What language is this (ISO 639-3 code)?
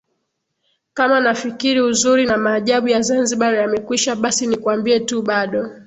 swa